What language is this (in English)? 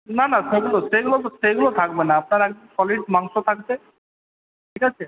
Bangla